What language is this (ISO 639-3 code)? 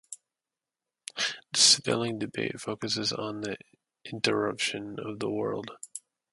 eng